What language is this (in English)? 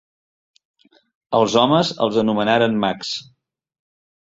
Catalan